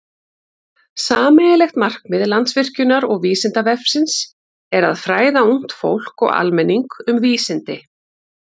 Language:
Icelandic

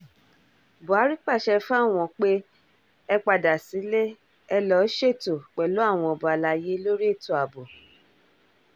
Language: Yoruba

